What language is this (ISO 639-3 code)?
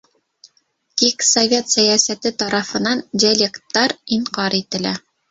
bak